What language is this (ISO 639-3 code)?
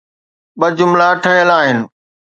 snd